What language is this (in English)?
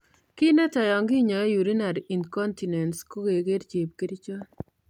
Kalenjin